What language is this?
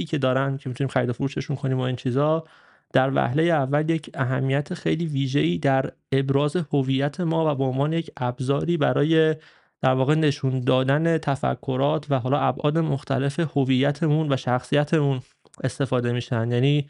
Persian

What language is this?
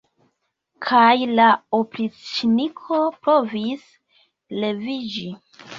Esperanto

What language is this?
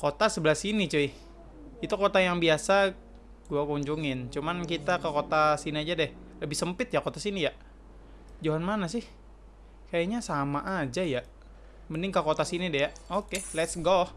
Indonesian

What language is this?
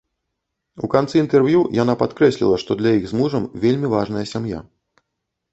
Belarusian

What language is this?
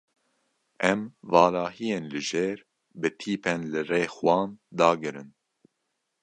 Kurdish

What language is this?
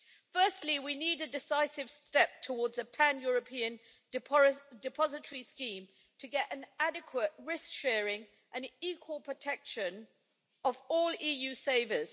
English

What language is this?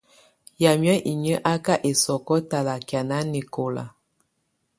Tunen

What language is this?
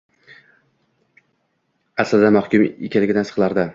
Uzbek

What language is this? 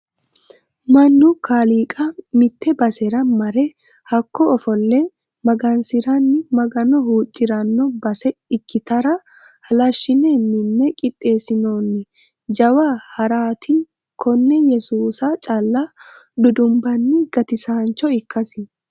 Sidamo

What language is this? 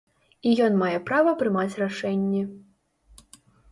Belarusian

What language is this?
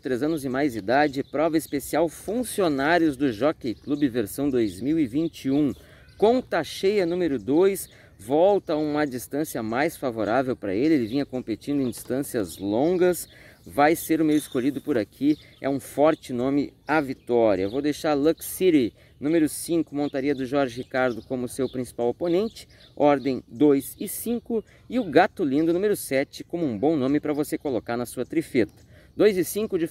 Portuguese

